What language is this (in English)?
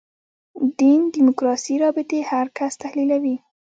Pashto